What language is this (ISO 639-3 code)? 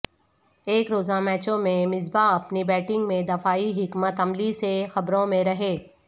urd